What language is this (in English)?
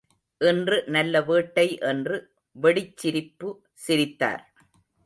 Tamil